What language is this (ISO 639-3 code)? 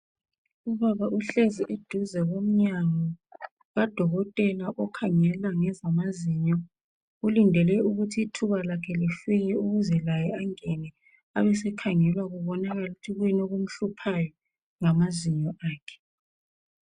nde